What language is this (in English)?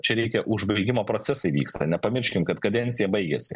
Lithuanian